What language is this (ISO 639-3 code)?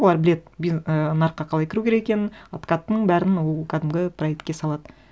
kaz